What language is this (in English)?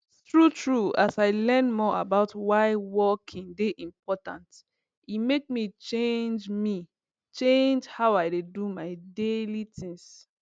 Nigerian Pidgin